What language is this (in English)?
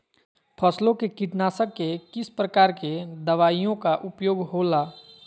Magahi